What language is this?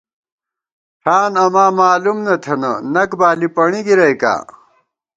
Gawar-Bati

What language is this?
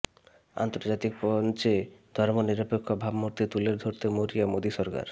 Bangla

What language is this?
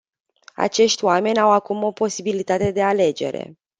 Romanian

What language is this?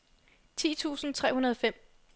Danish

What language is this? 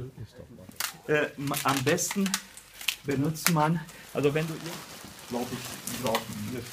German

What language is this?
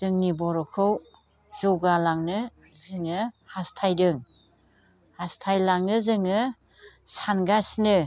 Bodo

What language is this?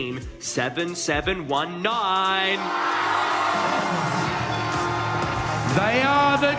Indonesian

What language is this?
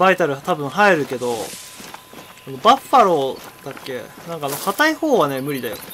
Japanese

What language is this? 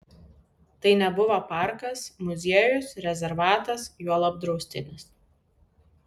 Lithuanian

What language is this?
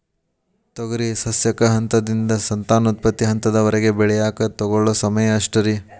Kannada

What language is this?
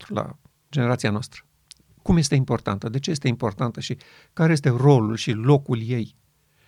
Romanian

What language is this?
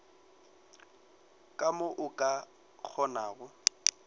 Northern Sotho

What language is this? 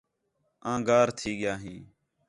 Khetrani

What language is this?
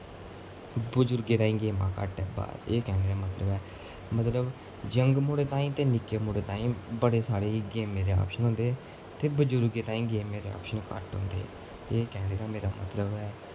Dogri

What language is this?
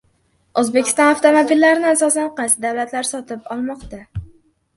Uzbek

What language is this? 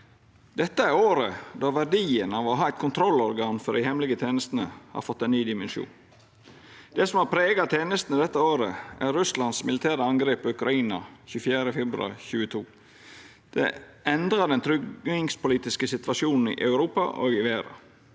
Norwegian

